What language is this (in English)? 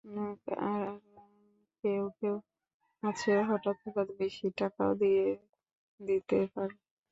Bangla